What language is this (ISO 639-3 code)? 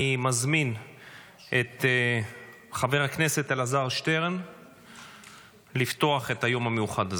heb